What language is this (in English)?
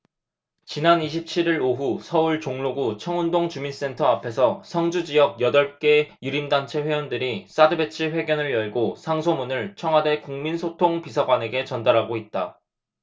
Korean